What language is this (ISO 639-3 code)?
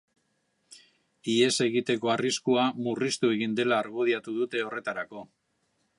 eus